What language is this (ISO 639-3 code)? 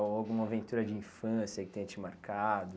por